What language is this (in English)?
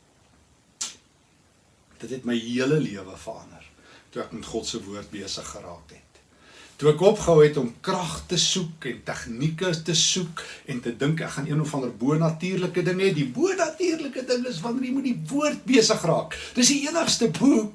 Dutch